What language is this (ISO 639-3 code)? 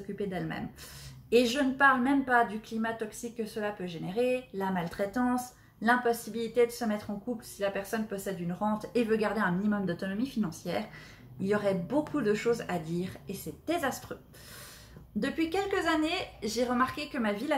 fra